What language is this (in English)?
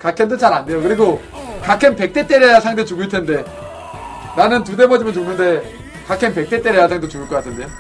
Korean